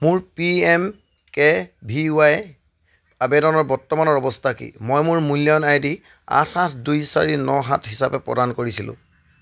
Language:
Assamese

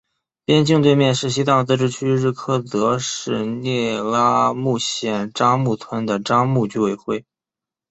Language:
Chinese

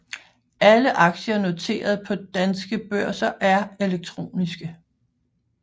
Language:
Danish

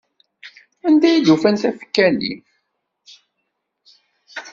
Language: Kabyle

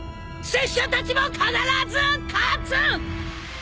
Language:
Japanese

